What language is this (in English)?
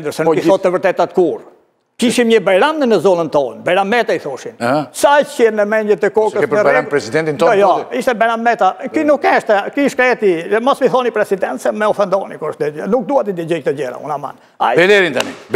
Romanian